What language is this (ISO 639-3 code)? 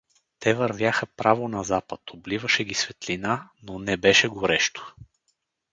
bul